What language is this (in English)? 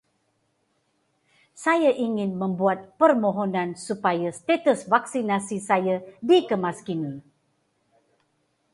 Malay